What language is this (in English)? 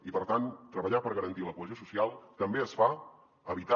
Catalan